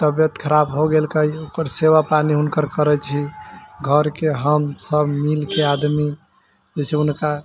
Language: Maithili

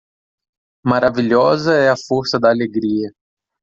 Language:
Portuguese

